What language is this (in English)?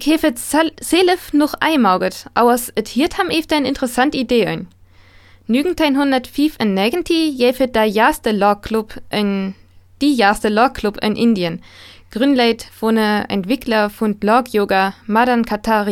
German